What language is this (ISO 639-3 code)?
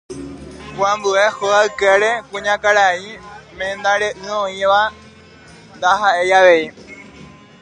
grn